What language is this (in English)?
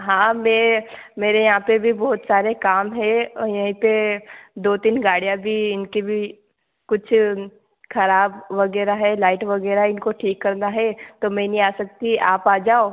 Hindi